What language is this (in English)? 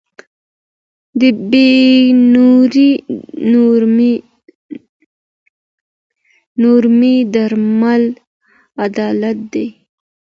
Pashto